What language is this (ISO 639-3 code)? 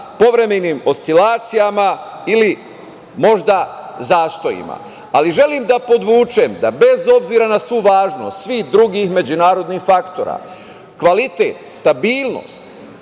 srp